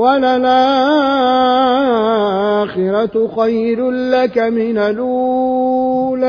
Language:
Arabic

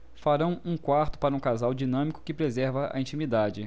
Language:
Portuguese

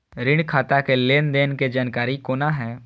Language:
Maithili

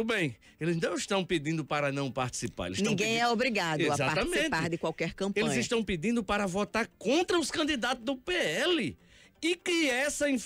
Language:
Portuguese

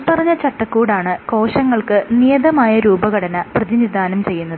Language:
Malayalam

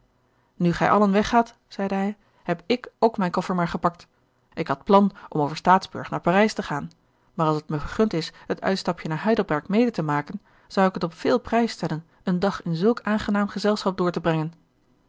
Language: Dutch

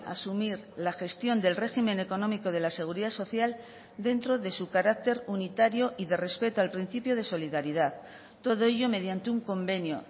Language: Spanish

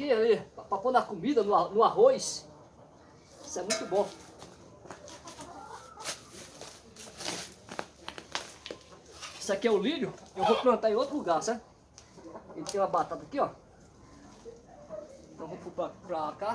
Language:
Portuguese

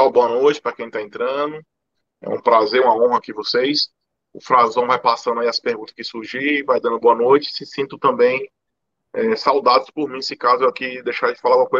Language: Portuguese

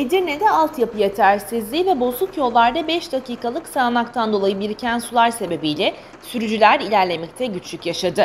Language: Turkish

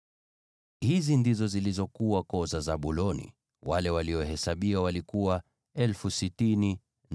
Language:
Swahili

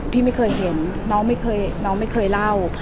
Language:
Thai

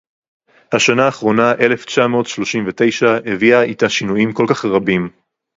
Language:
Hebrew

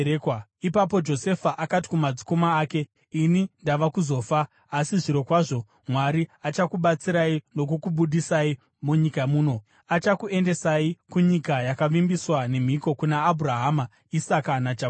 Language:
Shona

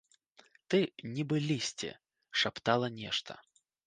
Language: Belarusian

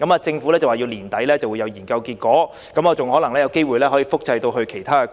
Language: Cantonese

